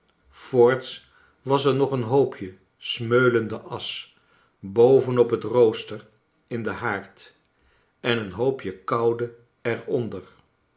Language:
Dutch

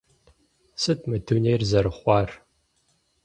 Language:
Kabardian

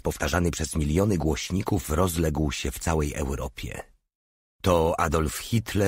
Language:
Polish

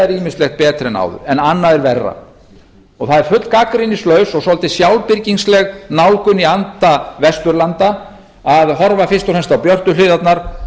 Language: Icelandic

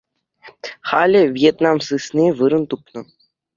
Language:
Chuvash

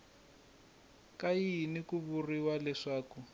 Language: Tsonga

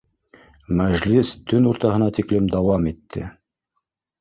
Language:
Bashkir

